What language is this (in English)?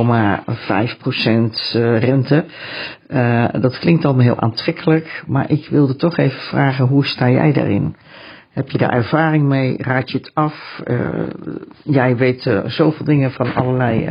Dutch